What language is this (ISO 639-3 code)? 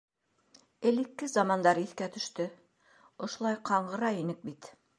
bak